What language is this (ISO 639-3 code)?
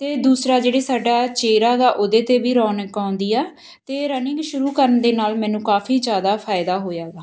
pan